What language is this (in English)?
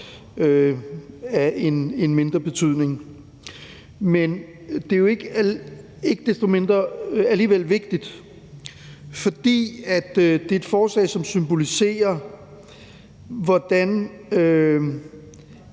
Danish